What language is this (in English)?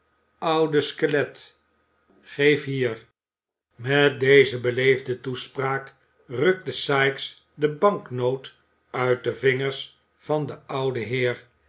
Dutch